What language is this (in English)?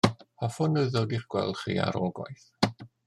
Welsh